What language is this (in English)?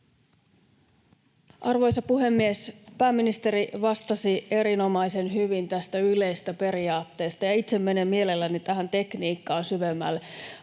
Finnish